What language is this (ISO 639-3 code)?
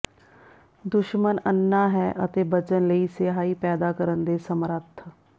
pan